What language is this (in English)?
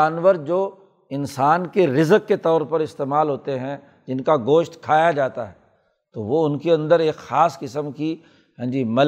Urdu